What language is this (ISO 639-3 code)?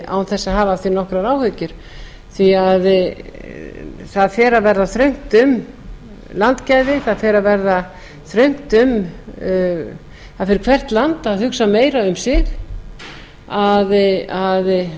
isl